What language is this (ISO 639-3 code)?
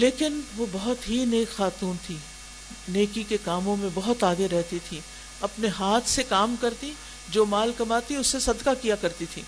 urd